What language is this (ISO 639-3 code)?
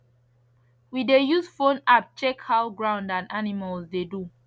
pcm